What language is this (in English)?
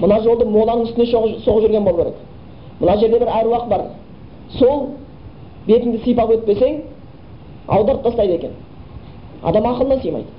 Bulgarian